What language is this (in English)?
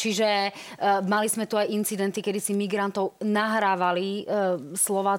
Slovak